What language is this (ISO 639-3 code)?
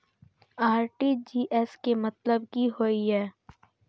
mai